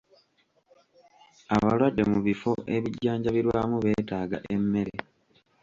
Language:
Ganda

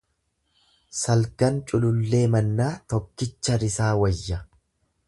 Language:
Oromo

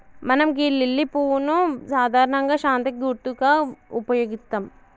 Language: Telugu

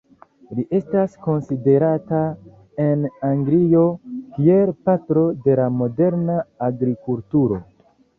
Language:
Esperanto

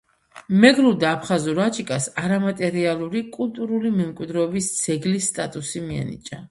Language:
Georgian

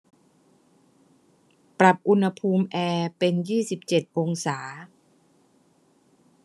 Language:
Thai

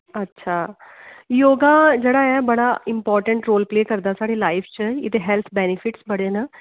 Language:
Dogri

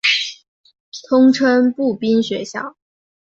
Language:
Chinese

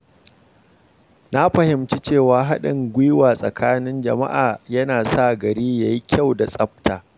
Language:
Hausa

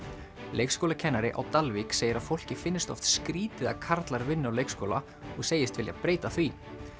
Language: Icelandic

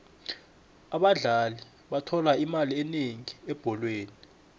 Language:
South Ndebele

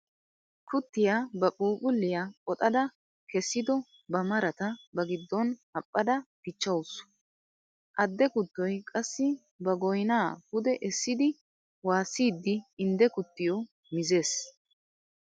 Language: Wolaytta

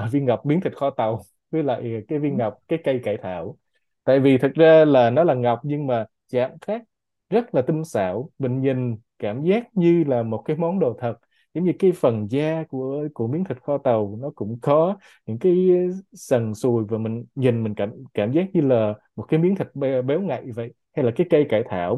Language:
Vietnamese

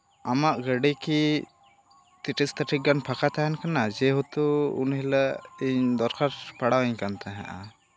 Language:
Santali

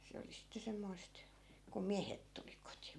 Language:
Finnish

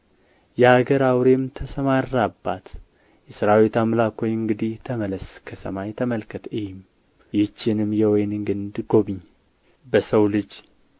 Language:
Amharic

